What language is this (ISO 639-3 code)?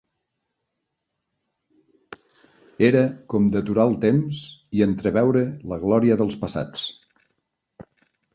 cat